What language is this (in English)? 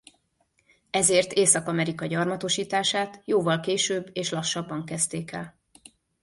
Hungarian